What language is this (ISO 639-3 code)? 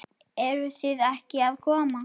isl